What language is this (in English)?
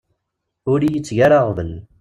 Kabyle